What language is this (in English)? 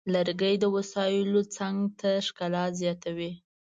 Pashto